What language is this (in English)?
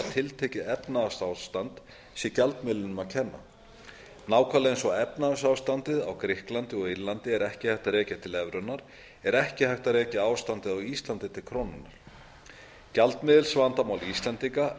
Icelandic